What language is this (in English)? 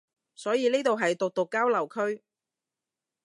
Cantonese